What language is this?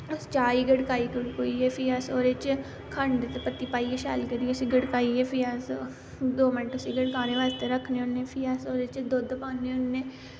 Dogri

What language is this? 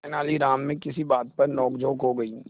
Hindi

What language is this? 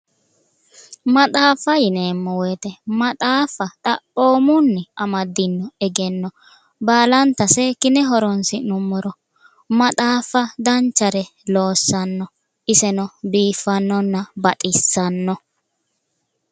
Sidamo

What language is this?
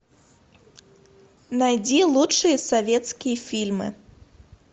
Russian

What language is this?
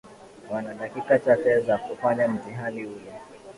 Swahili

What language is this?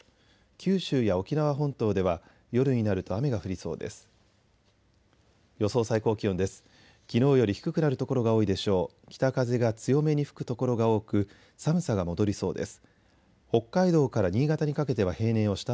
Japanese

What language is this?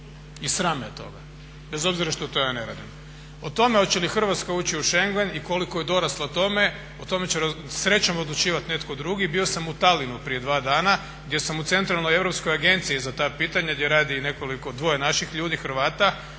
Croatian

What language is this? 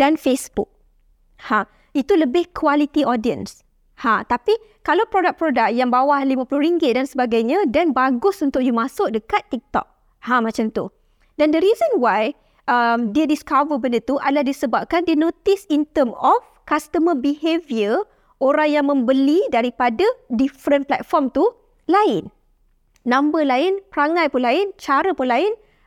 Malay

